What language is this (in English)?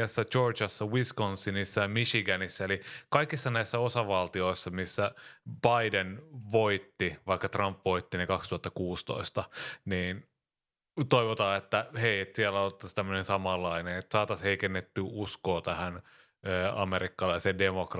Finnish